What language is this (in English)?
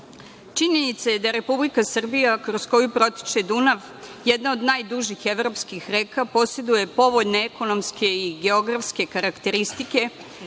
Serbian